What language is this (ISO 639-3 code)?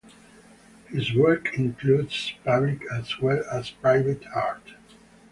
eng